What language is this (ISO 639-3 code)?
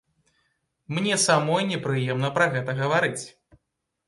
bel